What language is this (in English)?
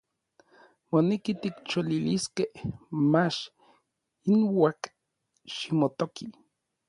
Orizaba Nahuatl